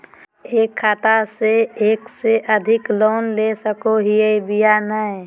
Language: Magahi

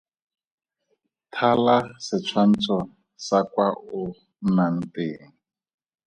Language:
Tswana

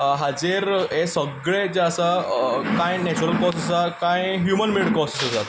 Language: Konkani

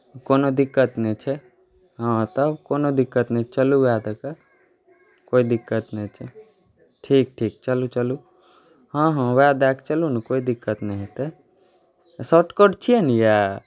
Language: Maithili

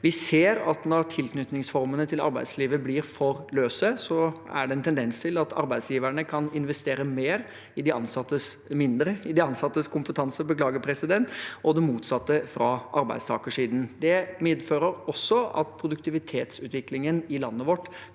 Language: Norwegian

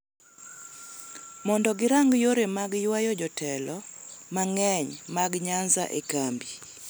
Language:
Luo (Kenya and Tanzania)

